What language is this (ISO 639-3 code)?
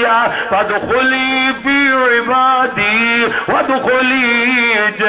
ara